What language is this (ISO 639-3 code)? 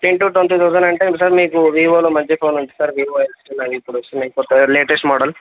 tel